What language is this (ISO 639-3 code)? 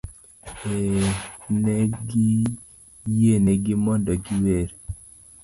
luo